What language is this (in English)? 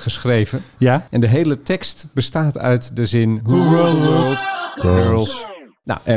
Dutch